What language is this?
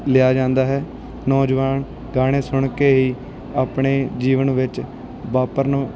Punjabi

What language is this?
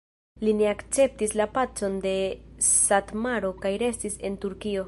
Esperanto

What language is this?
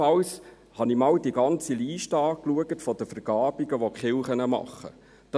Swiss German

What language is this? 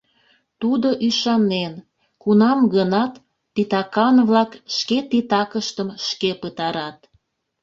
Mari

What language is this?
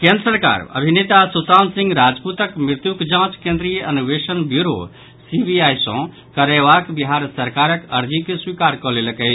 Maithili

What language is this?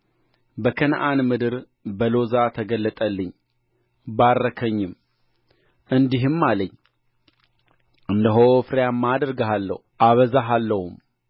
Amharic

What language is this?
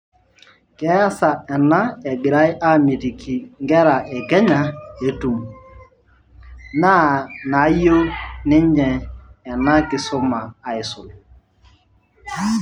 Masai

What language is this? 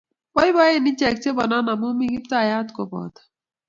Kalenjin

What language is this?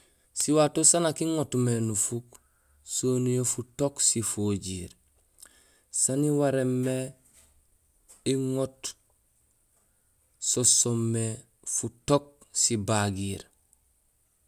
Gusilay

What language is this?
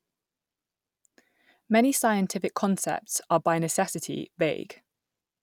English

